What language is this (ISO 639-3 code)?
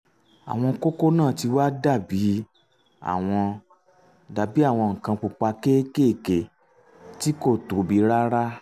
yor